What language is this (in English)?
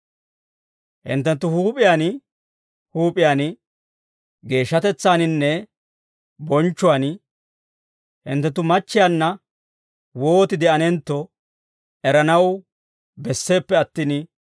Dawro